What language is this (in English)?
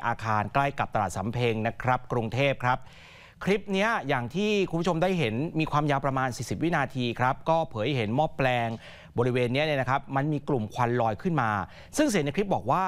Thai